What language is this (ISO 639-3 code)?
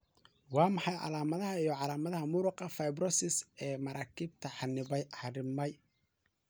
som